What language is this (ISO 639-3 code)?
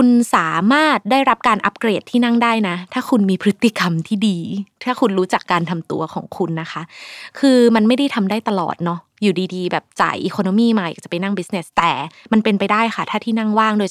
tha